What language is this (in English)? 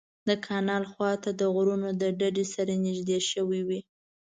Pashto